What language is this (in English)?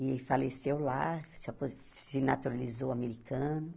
Portuguese